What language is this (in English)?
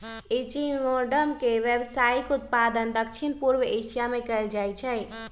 Magahi